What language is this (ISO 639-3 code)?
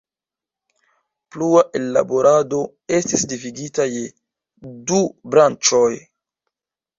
epo